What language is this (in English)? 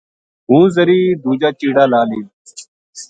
Gujari